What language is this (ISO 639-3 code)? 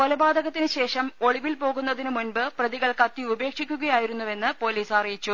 mal